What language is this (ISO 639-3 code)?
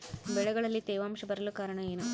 kan